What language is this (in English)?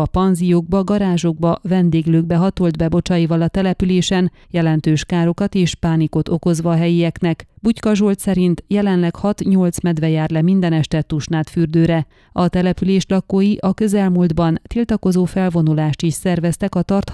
Hungarian